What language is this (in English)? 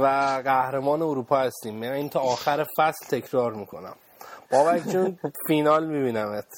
Persian